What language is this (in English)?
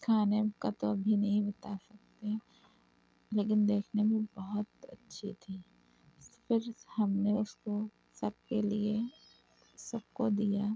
Urdu